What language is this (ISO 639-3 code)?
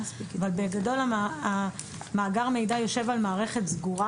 heb